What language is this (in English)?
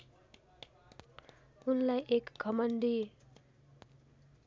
Nepali